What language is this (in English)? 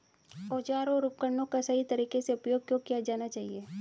Hindi